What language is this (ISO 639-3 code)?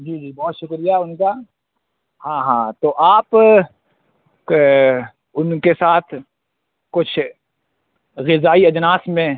urd